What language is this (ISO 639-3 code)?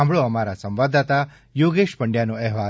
guj